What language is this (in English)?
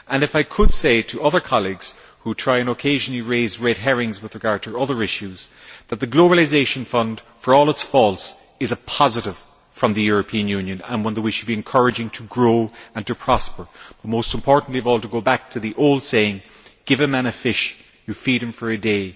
English